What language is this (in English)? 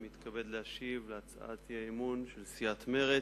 Hebrew